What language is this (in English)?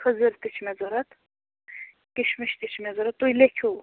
Kashmiri